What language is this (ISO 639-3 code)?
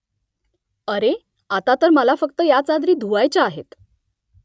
mar